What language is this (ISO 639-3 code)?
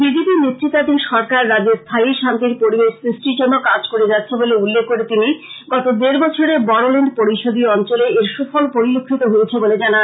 ben